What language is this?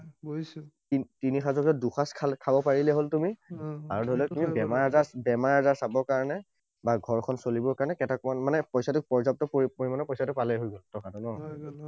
Assamese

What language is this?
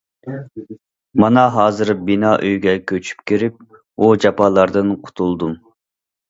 Uyghur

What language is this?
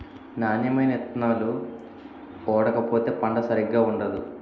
Telugu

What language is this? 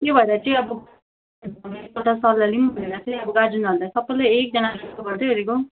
Nepali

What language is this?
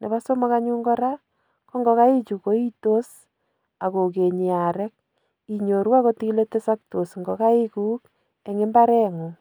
Kalenjin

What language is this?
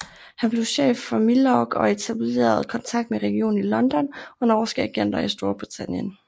Danish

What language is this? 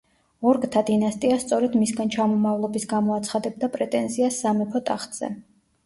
Georgian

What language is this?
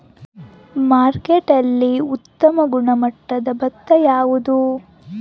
Kannada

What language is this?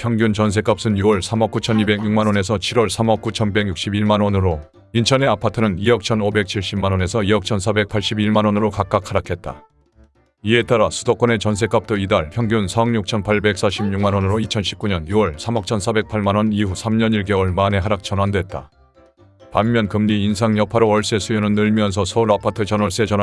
Korean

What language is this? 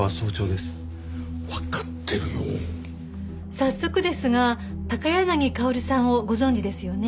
Japanese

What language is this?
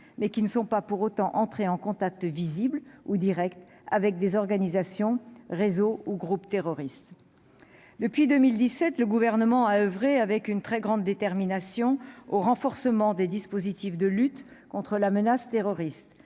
French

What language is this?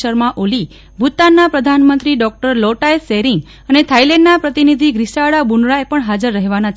Gujarati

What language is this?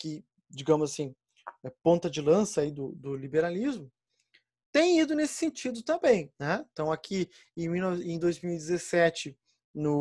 Portuguese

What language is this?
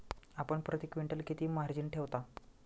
Marathi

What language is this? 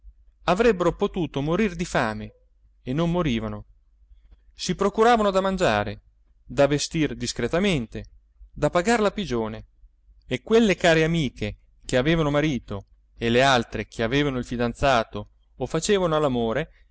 Italian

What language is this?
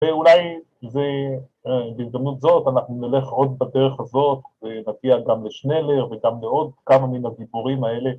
Hebrew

